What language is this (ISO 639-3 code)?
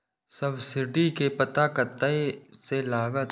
mai